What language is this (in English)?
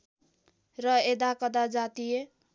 Nepali